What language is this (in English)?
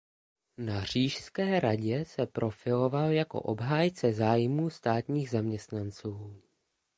Czech